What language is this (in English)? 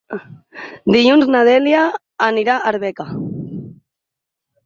Catalan